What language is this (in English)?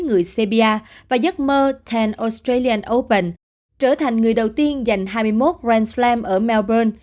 Vietnamese